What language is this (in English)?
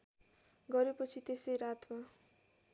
Nepali